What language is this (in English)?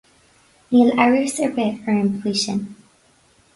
Irish